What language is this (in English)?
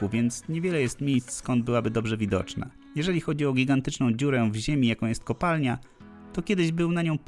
Polish